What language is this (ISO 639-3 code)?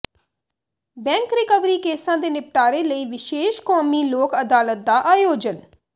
pan